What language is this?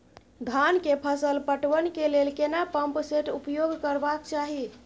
Maithili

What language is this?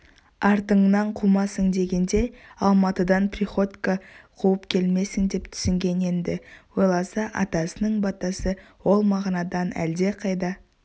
Kazakh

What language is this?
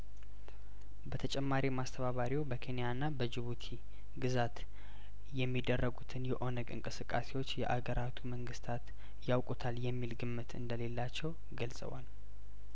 Amharic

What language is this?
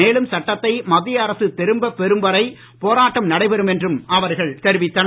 Tamil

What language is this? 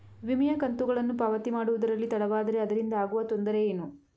Kannada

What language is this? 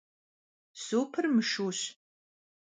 Kabardian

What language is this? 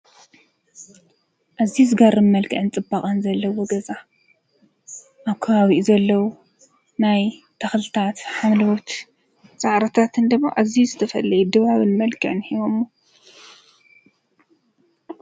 Tigrinya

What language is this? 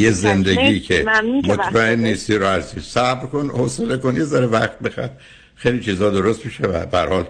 Persian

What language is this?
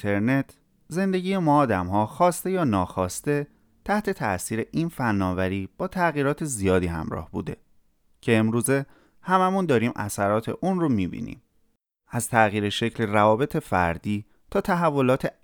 Persian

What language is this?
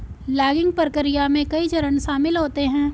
Hindi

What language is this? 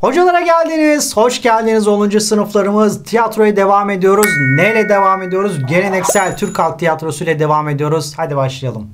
Turkish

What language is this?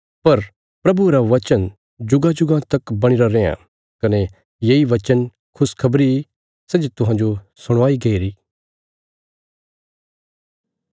Bilaspuri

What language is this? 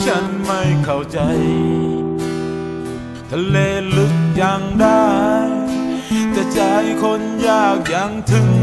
Thai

